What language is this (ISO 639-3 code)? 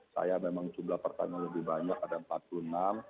ind